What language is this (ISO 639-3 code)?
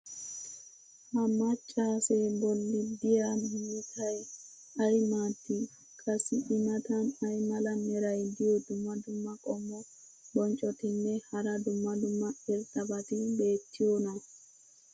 wal